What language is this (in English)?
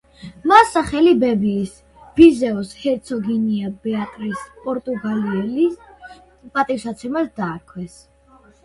Georgian